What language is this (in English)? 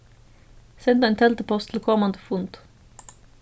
Faroese